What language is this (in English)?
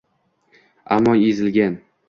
Uzbek